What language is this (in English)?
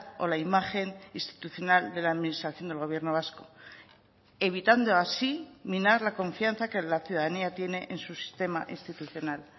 Spanish